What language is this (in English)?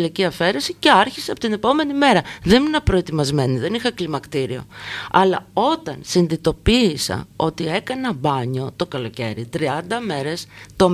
Greek